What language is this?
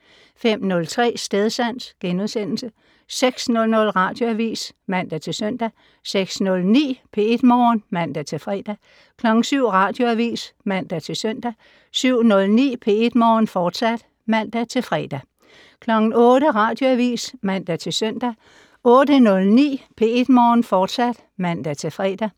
Danish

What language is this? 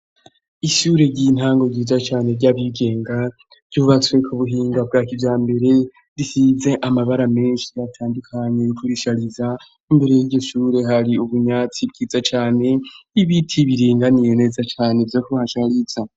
Rundi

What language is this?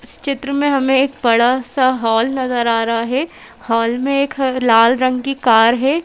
Hindi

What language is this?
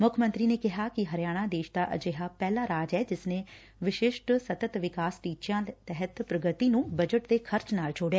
Punjabi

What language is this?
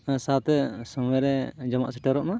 Santali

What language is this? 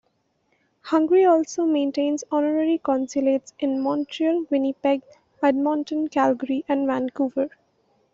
English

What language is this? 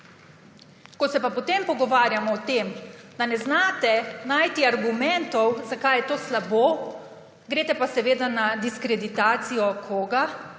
Slovenian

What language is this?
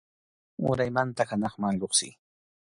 Arequipa-La Unión Quechua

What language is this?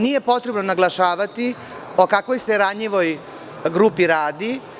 Serbian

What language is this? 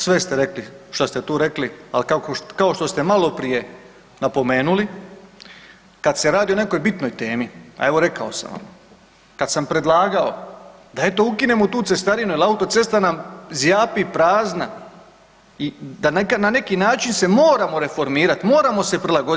Croatian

